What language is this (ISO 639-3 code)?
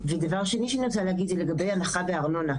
heb